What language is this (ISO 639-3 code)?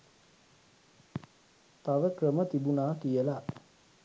sin